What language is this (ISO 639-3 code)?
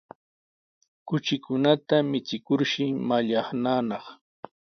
qws